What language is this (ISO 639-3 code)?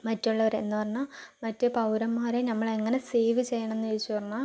mal